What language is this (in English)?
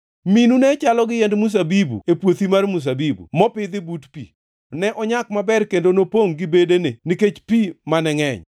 Luo (Kenya and Tanzania)